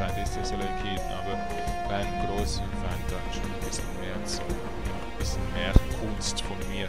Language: German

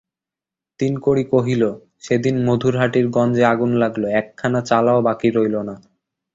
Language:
Bangla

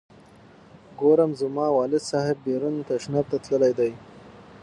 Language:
Pashto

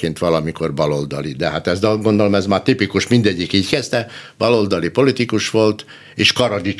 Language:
Hungarian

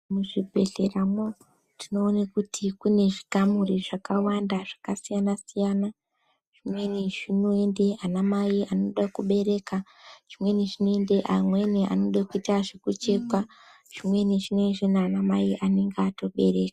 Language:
Ndau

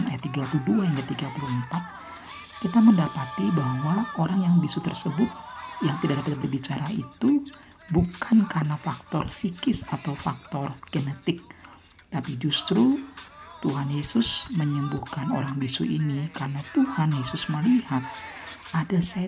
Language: Indonesian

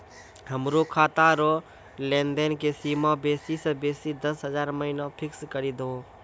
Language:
Maithili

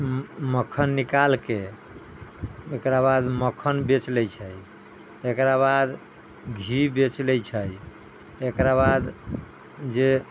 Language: Maithili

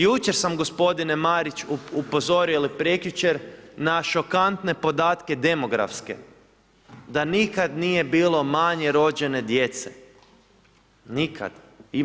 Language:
Croatian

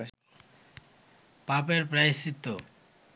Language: Bangla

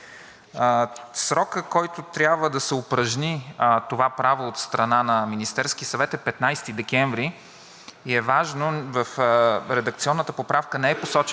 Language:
Bulgarian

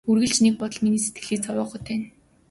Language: Mongolian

